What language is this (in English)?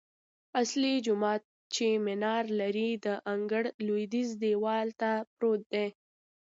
Pashto